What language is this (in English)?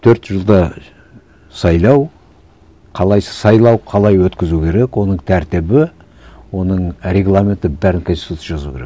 Kazakh